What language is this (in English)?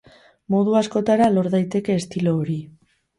Basque